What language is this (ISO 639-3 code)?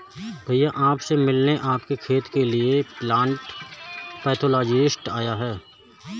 hin